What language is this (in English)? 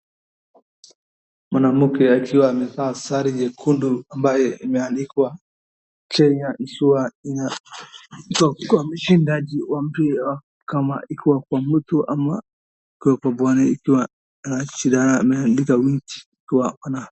Swahili